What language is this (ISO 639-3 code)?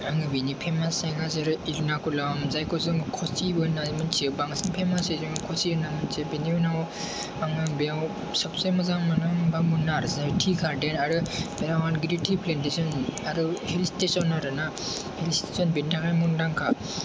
brx